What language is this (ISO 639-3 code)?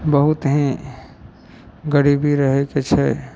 mai